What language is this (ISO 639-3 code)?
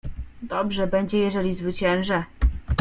pol